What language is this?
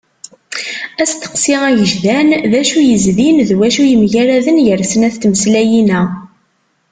Kabyle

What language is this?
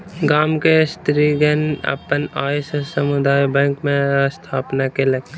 Maithili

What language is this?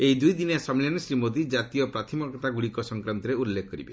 Odia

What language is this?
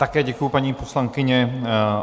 Czech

